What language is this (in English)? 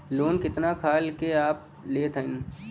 Bhojpuri